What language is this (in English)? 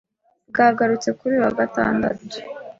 Kinyarwanda